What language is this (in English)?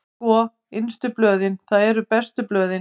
Icelandic